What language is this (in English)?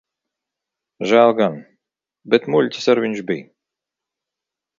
Latvian